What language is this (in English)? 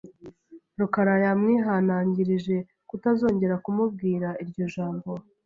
Kinyarwanda